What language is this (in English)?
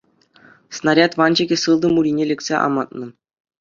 Chuvash